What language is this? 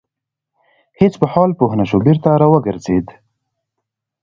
Pashto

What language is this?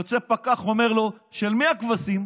Hebrew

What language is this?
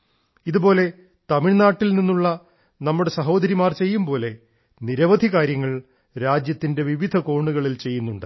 Malayalam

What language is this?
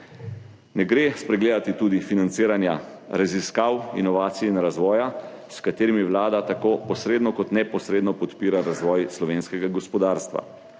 Slovenian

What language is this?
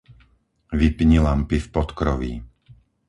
Slovak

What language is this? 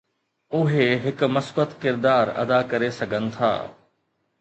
Sindhi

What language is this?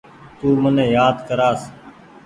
Goaria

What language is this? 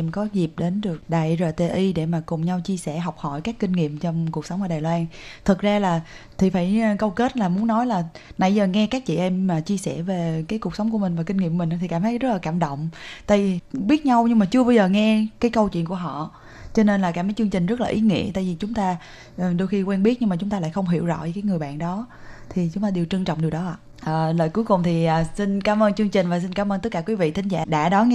Vietnamese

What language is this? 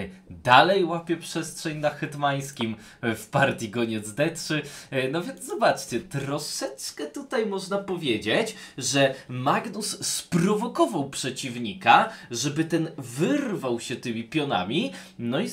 Polish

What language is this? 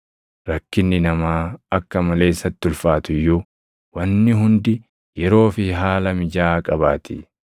Oromo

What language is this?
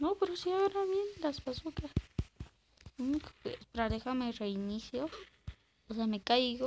Spanish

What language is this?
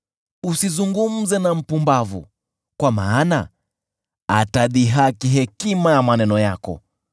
Swahili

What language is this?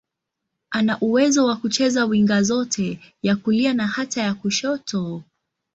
Swahili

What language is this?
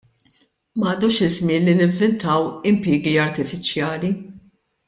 Maltese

